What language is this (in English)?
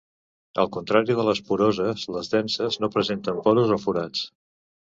Catalan